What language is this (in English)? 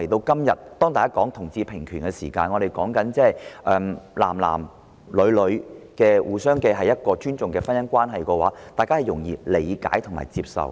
Cantonese